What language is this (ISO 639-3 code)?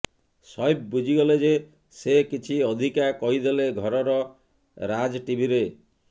ori